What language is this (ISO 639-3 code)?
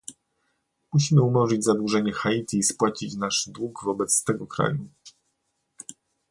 pol